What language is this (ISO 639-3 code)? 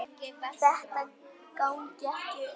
isl